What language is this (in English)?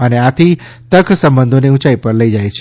Gujarati